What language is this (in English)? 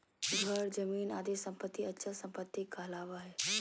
Magahi